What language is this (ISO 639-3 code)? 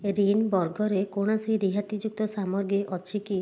ori